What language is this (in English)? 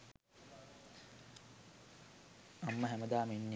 Sinhala